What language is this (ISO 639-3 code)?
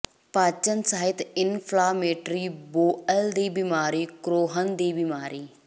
pan